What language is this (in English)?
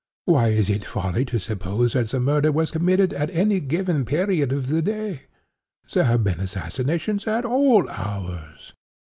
English